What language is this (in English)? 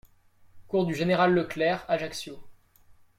French